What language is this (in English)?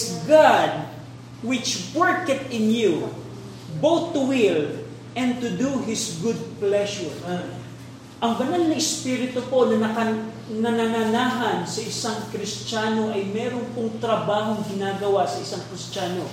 Filipino